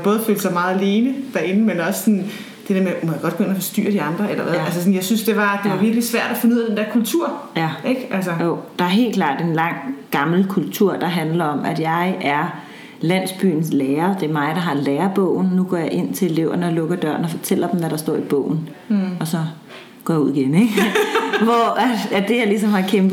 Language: Danish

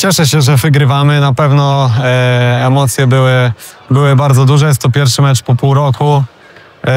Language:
Polish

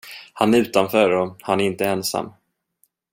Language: Swedish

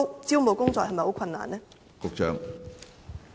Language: Cantonese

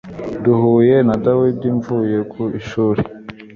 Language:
Kinyarwanda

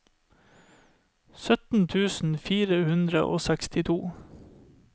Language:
Norwegian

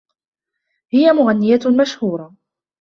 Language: Arabic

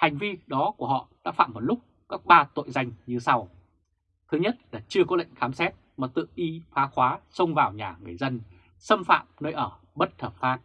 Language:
Vietnamese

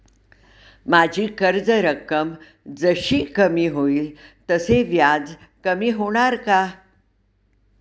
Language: Marathi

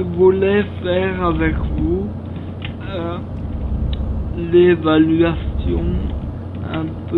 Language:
French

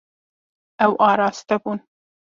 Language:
Kurdish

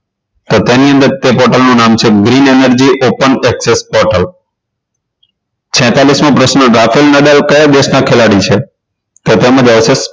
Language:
Gujarati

